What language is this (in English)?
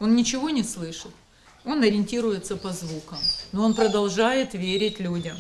Ukrainian